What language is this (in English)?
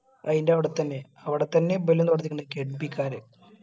Malayalam